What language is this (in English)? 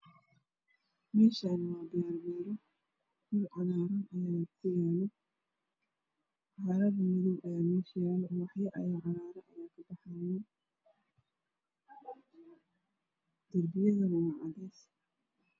Somali